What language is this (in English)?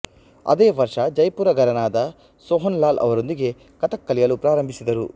Kannada